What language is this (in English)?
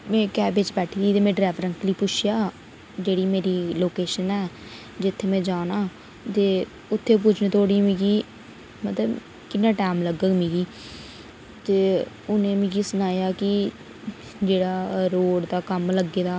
Dogri